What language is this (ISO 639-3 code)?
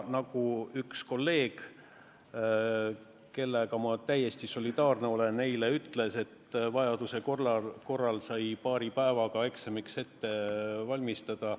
est